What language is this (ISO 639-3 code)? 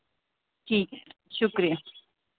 doi